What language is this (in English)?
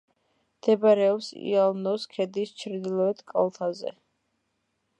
Georgian